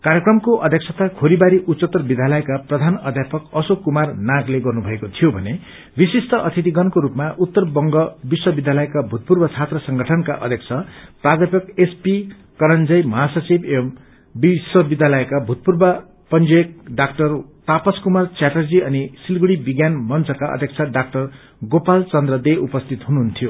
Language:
Nepali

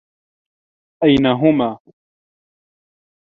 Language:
Arabic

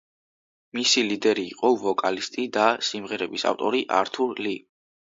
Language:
Georgian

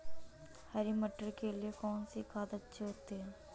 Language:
Hindi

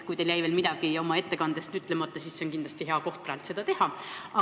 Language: Estonian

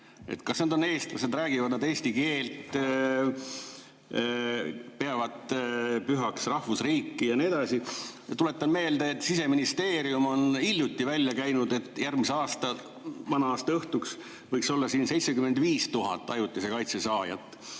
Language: Estonian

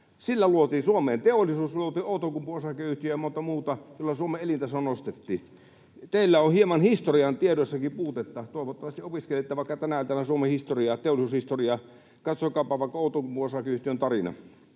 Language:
Finnish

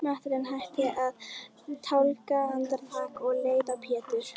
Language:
Icelandic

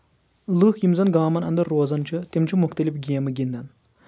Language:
Kashmiri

